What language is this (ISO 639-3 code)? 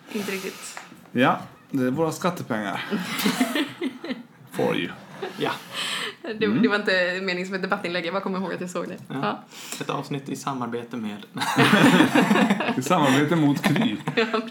swe